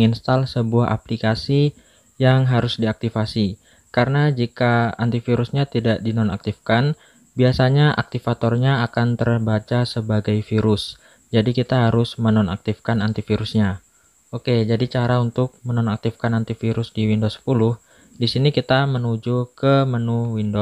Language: Indonesian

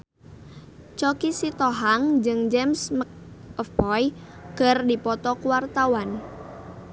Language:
Sundanese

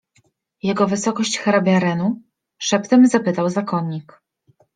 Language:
Polish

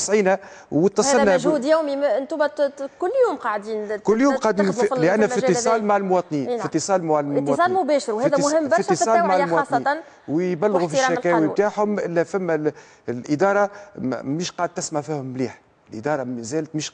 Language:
Arabic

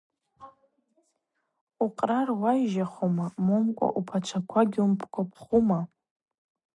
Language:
Abaza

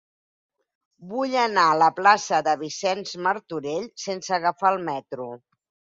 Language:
Catalan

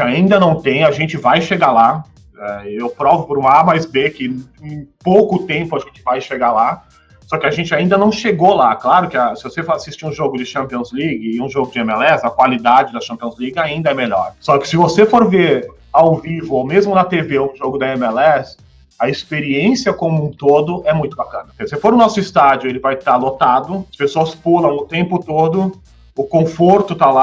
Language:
Portuguese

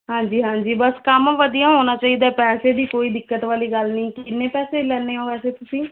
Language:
Punjabi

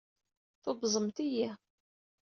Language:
Kabyle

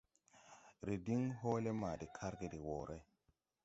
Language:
Tupuri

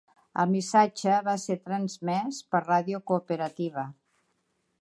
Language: Catalan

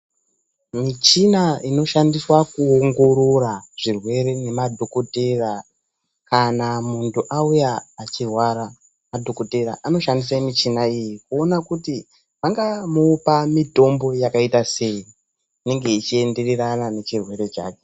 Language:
Ndau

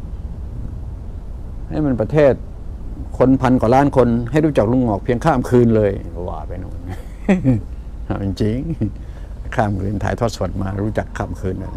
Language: Thai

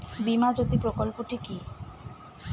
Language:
Bangla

